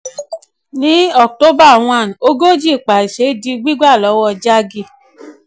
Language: Yoruba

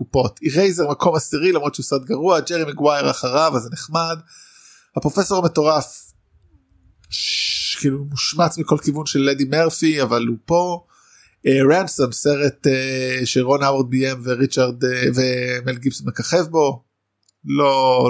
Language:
Hebrew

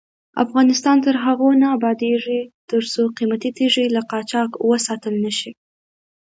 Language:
Pashto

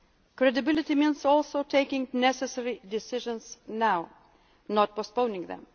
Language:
English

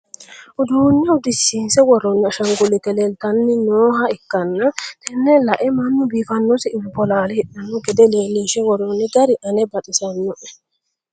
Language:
Sidamo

